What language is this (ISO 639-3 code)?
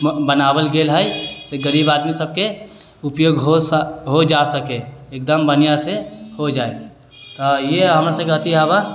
mai